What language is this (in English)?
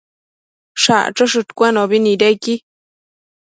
Matsés